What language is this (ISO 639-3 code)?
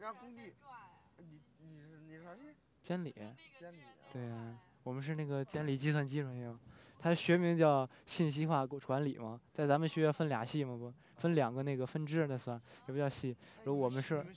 zho